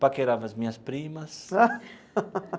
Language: Portuguese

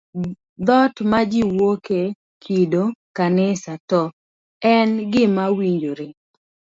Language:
Luo (Kenya and Tanzania)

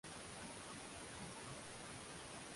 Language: Swahili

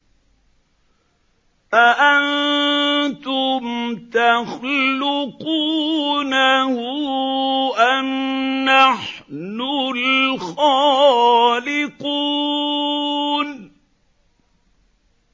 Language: Arabic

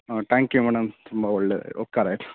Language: Kannada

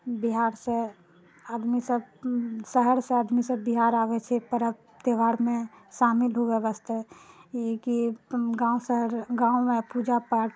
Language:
Maithili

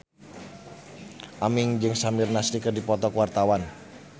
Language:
Sundanese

